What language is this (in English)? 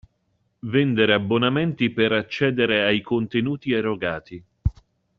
Italian